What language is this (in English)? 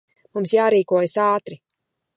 Latvian